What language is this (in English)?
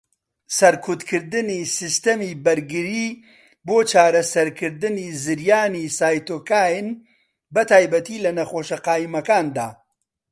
Central Kurdish